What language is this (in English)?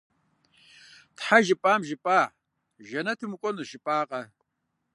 Kabardian